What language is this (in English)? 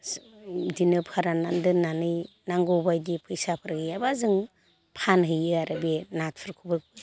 Bodo